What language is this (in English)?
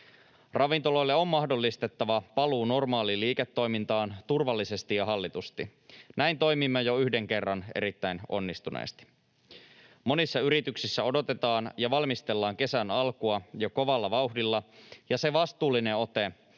Finnish